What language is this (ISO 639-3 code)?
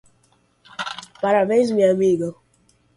por